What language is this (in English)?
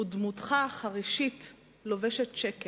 Hebrew